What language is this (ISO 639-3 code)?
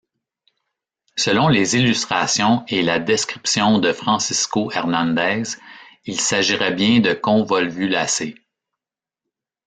fra